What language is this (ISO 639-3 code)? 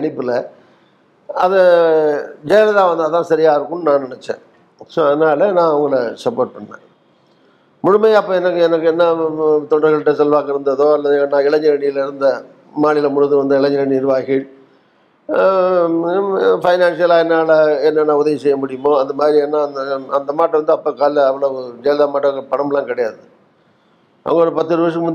tam